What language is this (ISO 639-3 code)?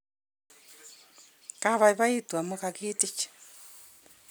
kln